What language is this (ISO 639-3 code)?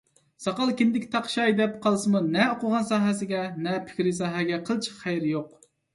uig